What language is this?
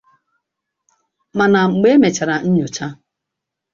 Igbo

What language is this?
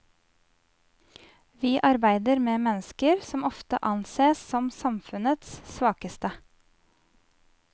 Norwegian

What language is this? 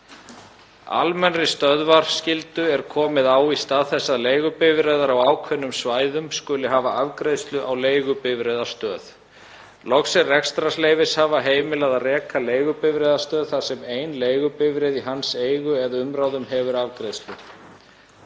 Icelandic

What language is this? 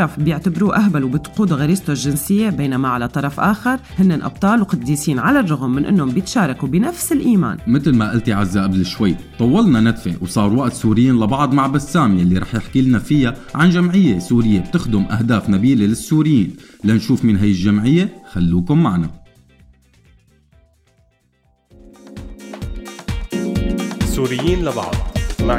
Arabic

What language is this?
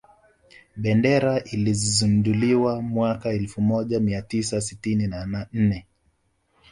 Swahili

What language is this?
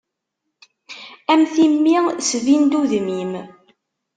Kabyle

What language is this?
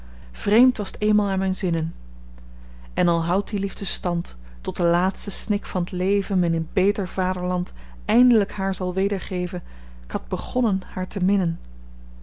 Dutch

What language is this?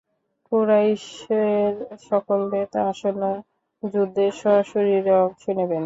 Bangla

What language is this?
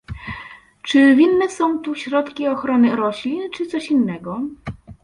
Polish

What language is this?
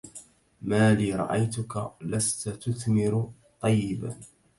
Arabic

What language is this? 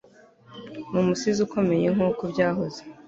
Kinyarwanda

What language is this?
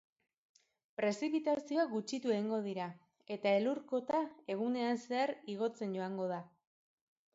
Basque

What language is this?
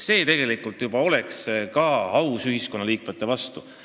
Estonian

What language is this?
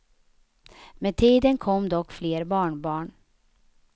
Swedish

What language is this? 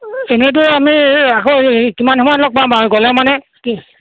Assamese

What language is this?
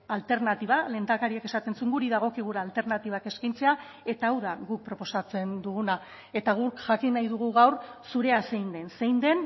Basque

